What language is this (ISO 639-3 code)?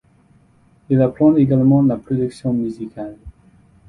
fra